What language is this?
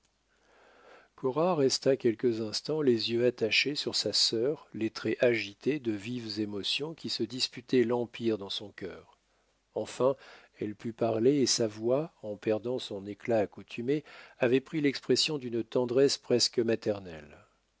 French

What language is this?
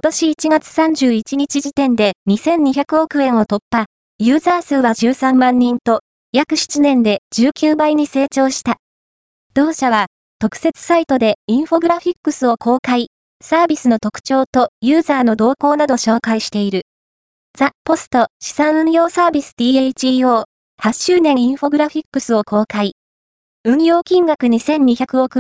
Japanese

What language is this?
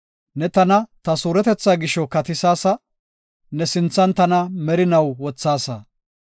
Gofa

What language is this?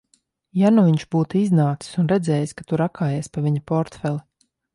Latvian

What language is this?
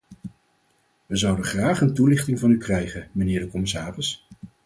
Dutch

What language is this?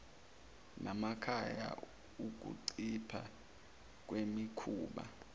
Zulu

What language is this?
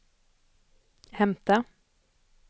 Swedish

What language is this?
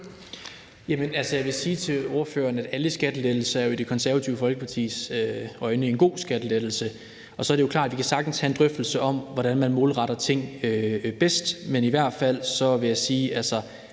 Danish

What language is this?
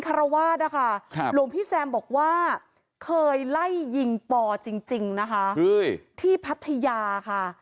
Thai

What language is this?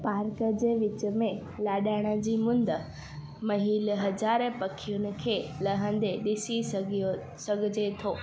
Sindhi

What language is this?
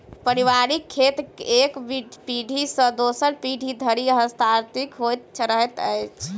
Maithili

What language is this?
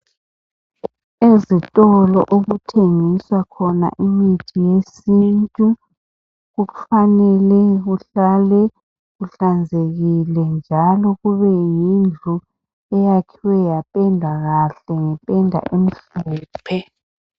North Ndebele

